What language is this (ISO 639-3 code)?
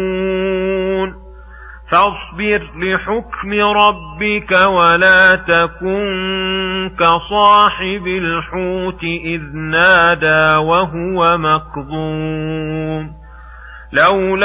ara